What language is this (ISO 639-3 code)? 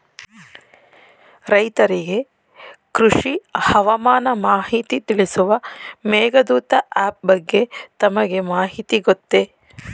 kan